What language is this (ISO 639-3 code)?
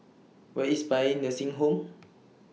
eng